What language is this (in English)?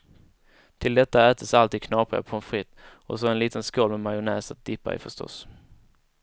Swedish